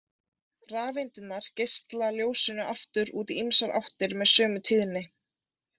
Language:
Icelandic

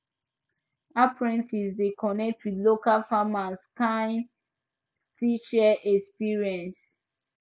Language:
Nigerian Pidgin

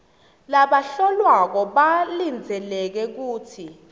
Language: Swati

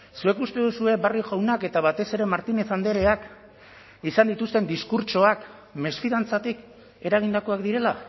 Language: Basque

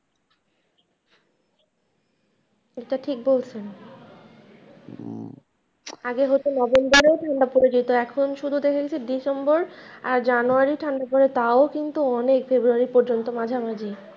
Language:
Bangla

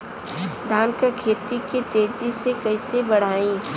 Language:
Bhojpuri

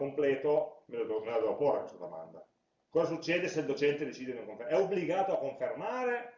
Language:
Italian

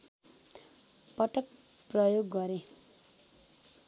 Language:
Nepali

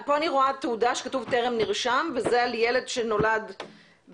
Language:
Hebrew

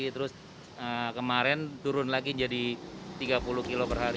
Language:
Indonesian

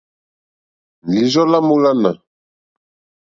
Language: Mokpwe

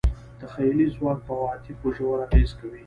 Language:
Pashto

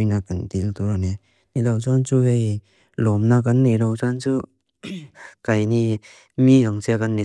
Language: Mizo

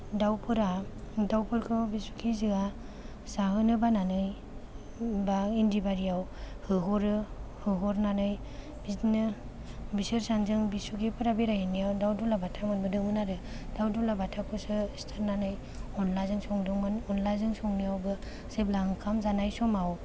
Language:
Bodo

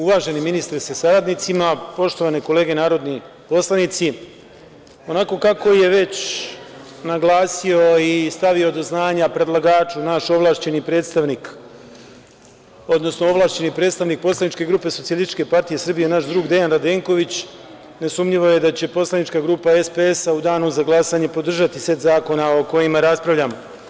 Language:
Serbian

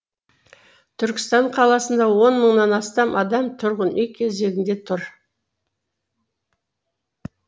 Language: Kazakh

